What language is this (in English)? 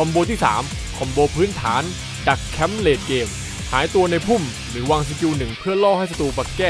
Thai